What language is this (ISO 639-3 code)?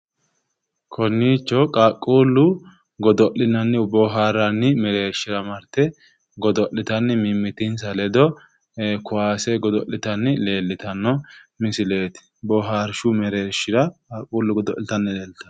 sid